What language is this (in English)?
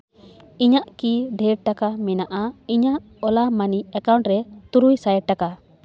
Santali